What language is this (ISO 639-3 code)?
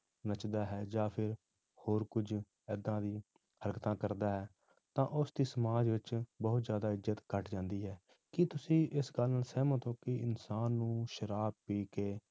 pan